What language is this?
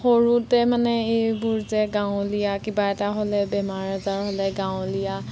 Assamese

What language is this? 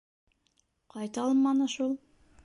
Bashkir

